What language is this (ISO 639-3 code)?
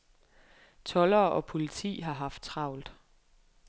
dan